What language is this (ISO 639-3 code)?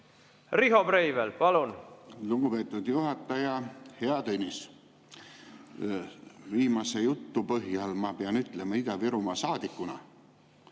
est